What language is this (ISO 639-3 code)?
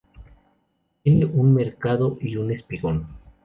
spa